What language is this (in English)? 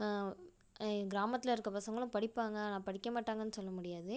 Tamil